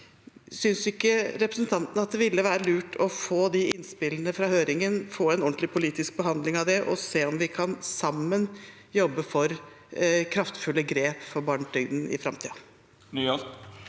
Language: Norwegian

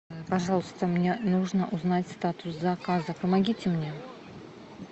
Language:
Russian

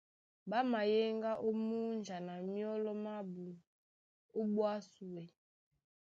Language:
Duala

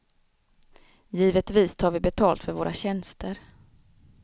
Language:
Swedish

